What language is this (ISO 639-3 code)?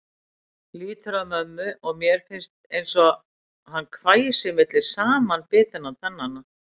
isl